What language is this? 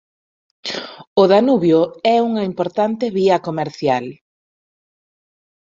Galician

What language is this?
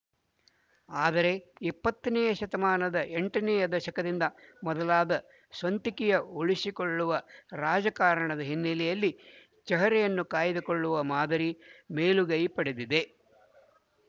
Kannada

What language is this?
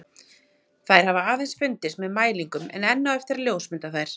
Icelandic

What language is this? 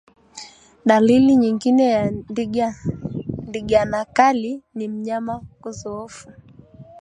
Swahili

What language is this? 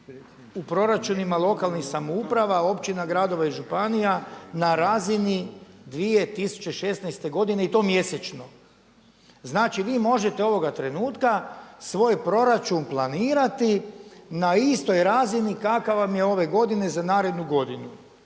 Croatian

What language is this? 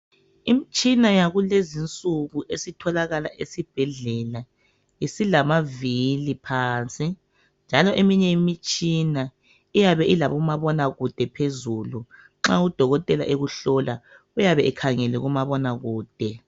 North Ndebele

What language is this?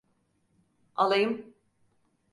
Turkish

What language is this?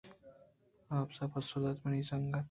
Eastern Balochi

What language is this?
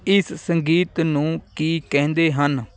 Punjabi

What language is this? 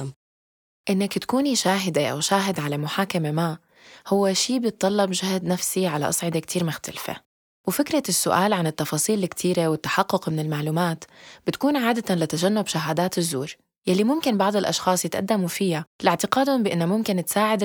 Arabic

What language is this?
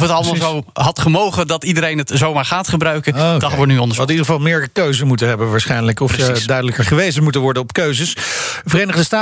Dutch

